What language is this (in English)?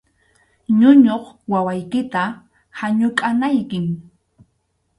Arequipa-La Unión Quechua